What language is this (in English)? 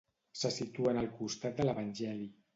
Catalan